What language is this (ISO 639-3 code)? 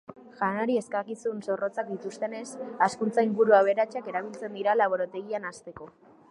eus